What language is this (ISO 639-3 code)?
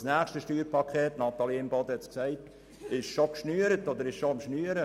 gsw